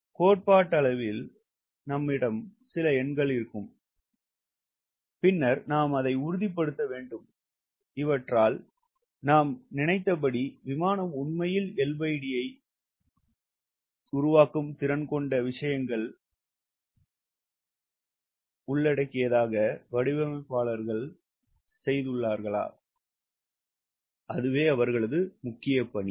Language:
Tamil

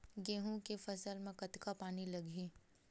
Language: Chhattisgarhi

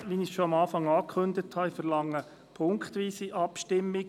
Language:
Swiss German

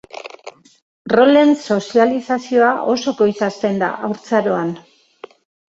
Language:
Basque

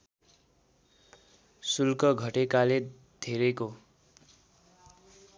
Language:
Nepali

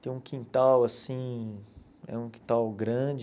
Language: Portuguese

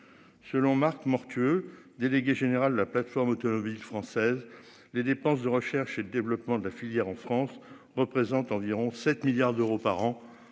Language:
French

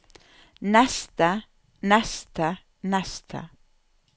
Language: Norwegian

